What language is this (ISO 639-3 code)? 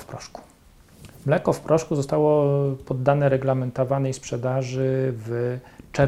pol